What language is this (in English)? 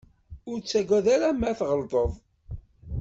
Kabyle